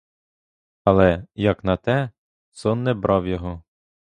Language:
Ukrainian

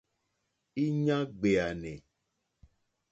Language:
Mokpwe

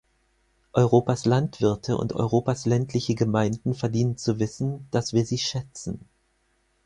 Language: German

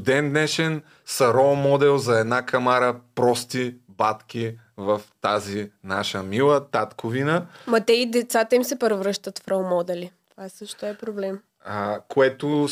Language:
Bulgarian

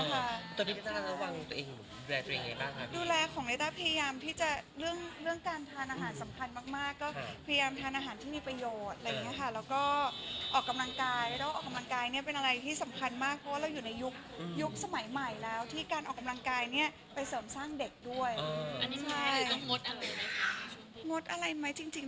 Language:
Thai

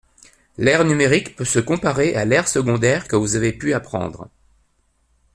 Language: French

